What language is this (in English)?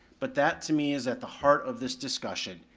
English